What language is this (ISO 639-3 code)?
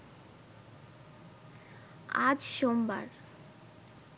ben